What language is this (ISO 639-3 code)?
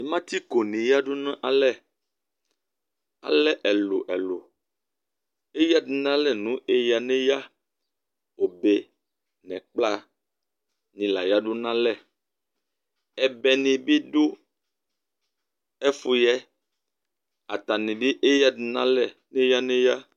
kpo